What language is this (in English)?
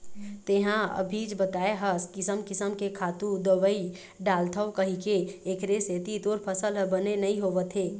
Chhattisgarhi